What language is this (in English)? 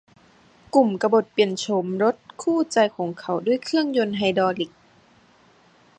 Thai